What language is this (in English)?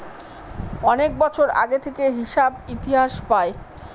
Bangla